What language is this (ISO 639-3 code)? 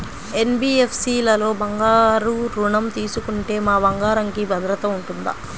tel